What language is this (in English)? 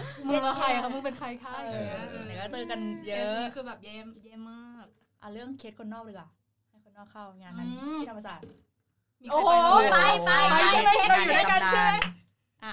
Thai